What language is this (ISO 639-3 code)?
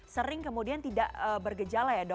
ind